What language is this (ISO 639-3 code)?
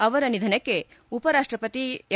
kan